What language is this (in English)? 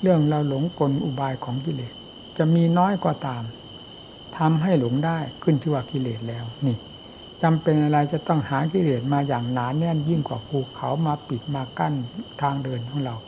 Thai